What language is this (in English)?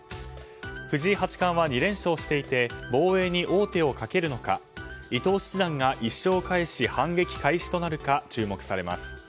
Japanese